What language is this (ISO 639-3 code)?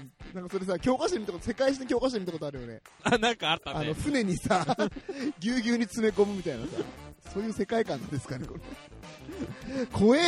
jpn